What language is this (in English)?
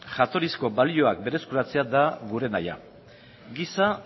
Basque